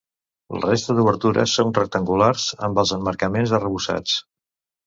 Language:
Catalan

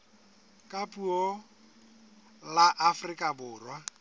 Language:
Southern Sotho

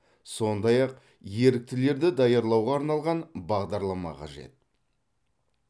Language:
Kazakh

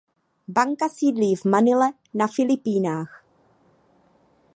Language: Czech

